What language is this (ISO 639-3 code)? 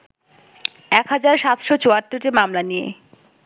ben